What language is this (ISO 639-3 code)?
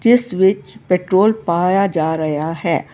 pan